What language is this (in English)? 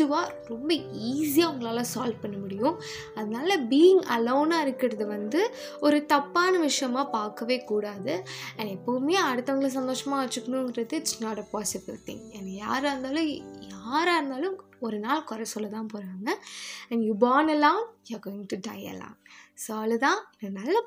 Tamil